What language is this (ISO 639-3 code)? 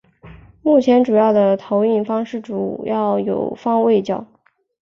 zho